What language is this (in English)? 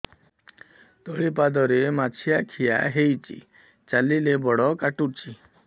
Odia